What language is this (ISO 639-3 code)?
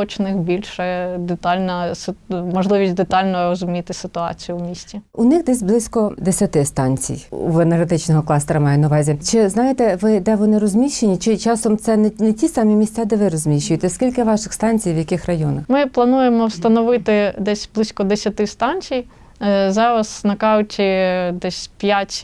ukr